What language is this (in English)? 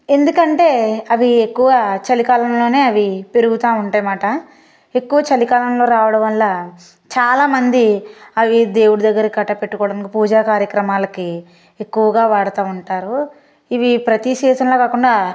Telugu